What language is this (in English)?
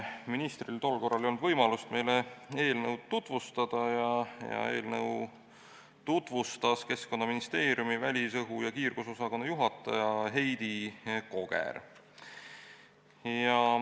Estonian